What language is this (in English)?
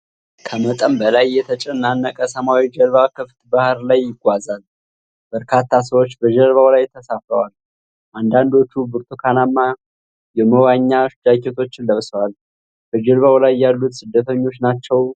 Amharic